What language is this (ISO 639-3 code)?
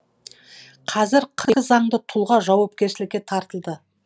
kaz